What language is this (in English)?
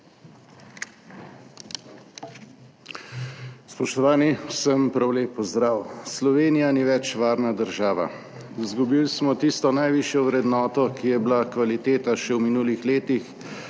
Slovenian